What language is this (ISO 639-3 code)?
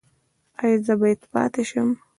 pus